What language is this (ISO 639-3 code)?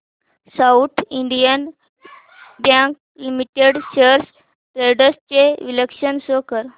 mar